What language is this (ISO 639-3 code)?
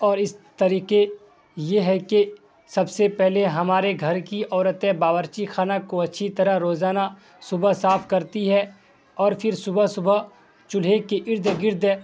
urd